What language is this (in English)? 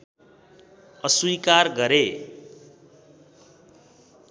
Nepali